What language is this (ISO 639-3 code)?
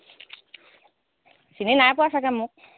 asm